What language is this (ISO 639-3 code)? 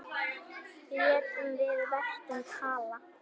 isl